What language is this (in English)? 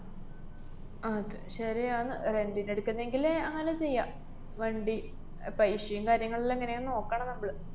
Malayalam